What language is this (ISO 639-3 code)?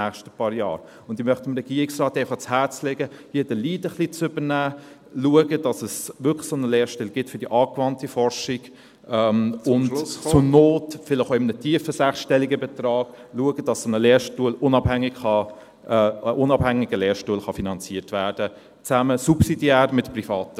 gsw